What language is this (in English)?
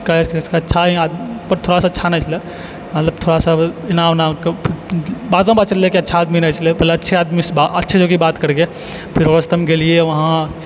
Maithili